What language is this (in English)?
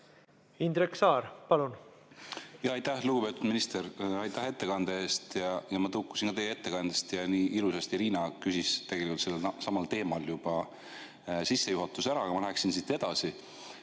Estonian